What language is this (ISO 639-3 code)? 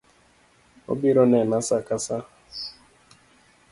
luo